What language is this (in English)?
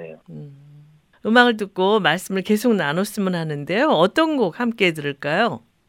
Korean